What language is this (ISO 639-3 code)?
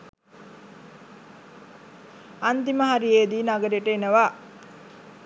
sin